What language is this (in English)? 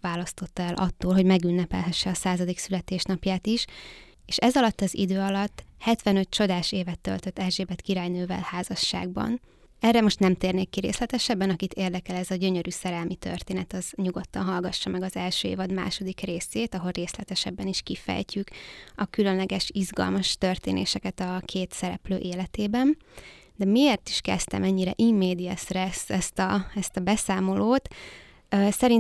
Hungarian